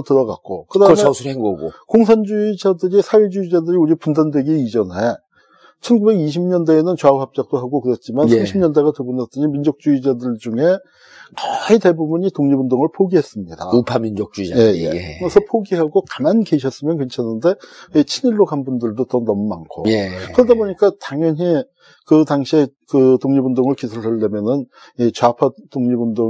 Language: Korean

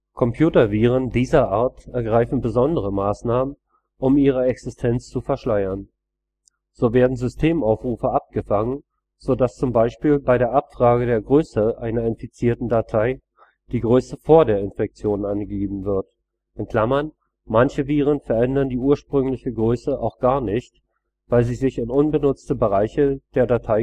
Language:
German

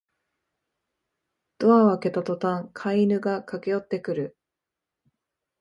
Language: Japanese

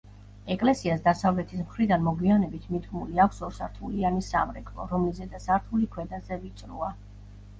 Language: Georgian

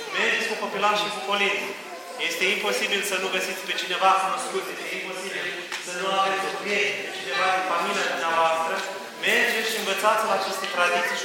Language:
Romanian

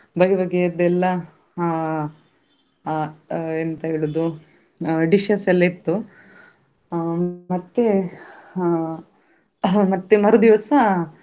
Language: Kannada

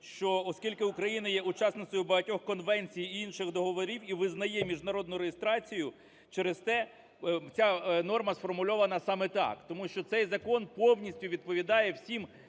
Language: Ukrainian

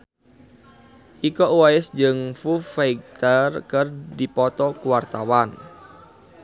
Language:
Sundanese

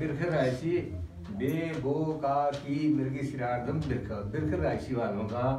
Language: Hindi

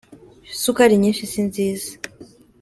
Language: Kinyarwanda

